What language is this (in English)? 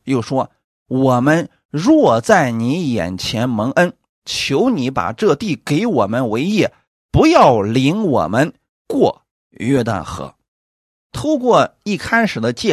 Chinese